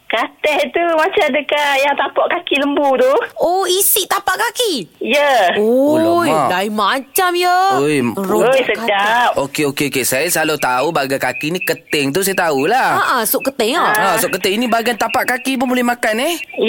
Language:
Malay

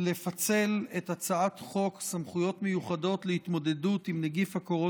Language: Hebrew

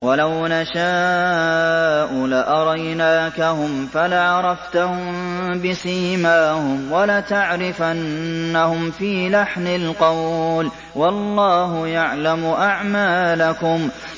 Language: Arabic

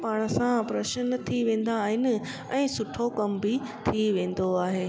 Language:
Sindhi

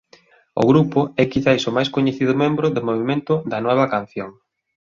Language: Galician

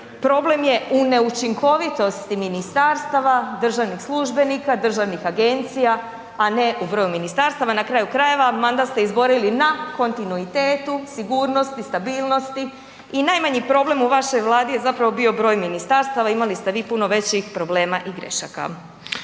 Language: Croatian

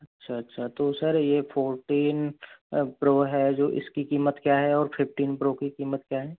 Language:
Hindi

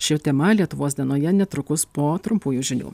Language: Lithuanian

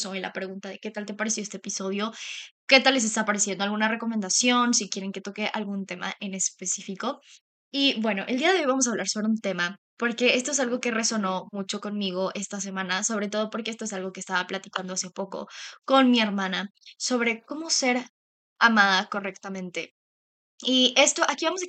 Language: Spanish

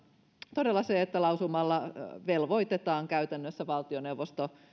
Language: Finnish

